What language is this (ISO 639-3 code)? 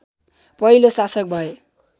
nep